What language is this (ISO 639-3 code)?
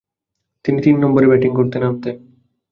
ben